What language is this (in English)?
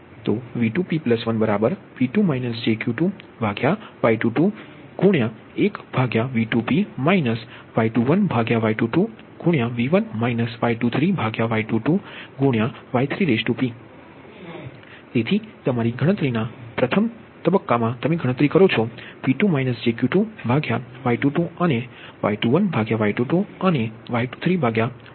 Gujarati